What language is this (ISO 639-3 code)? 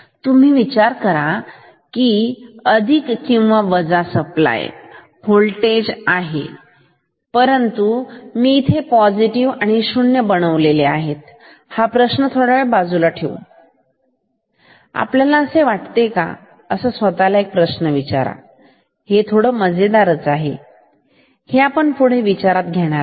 mar